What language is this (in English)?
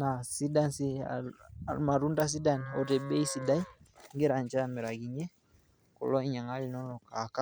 Masai